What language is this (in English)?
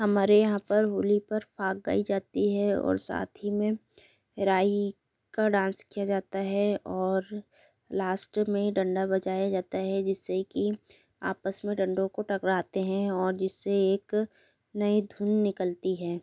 Hindi